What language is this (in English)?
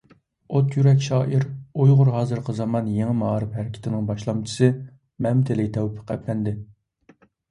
Uyghur